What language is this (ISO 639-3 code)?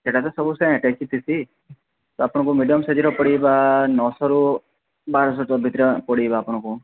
ori